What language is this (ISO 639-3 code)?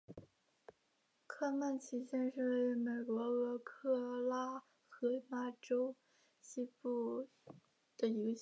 zho